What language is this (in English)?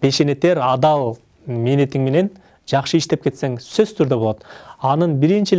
Turkish